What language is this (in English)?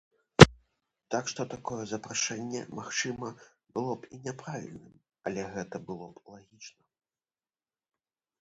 Belarusian